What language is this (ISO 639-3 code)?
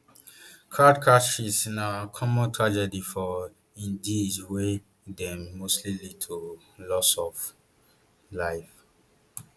pcm